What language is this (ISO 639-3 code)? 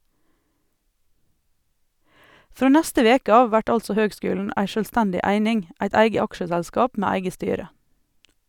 nor